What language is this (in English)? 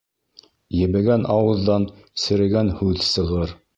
Bashkir